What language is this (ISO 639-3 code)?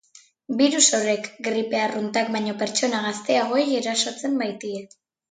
eus